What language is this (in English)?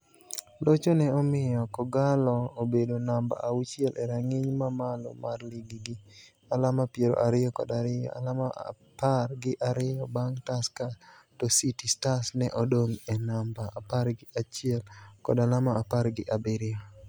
Luo (Kenya and Tanzania)